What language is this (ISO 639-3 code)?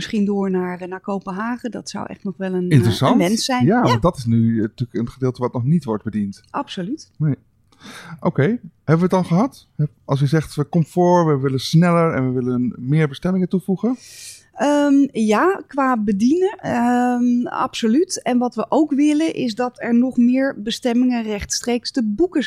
nld